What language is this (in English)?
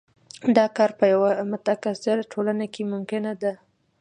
Pashto